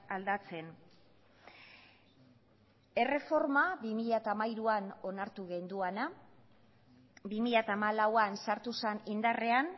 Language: Basque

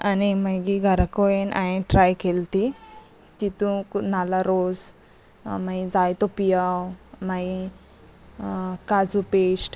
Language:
Konkani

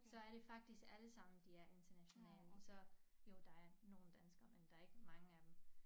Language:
Danish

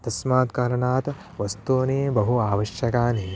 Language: Sanskrit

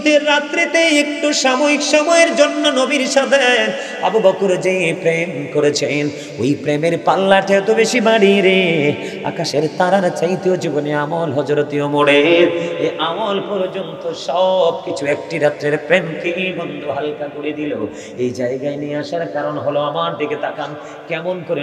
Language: Bangla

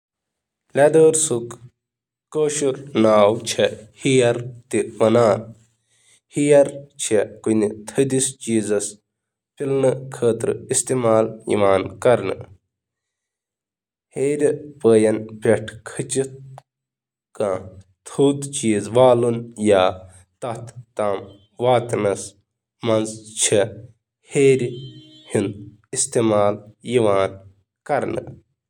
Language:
Kashmiri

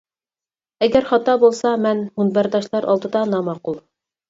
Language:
Uyghur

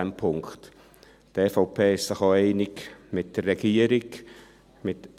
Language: Swiss German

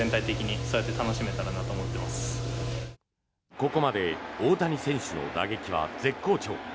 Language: Japanese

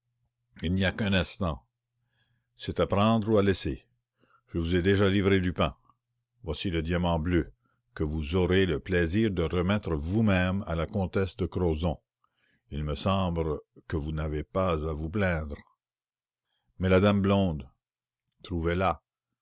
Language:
French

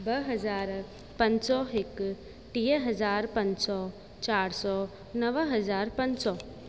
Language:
Sindhi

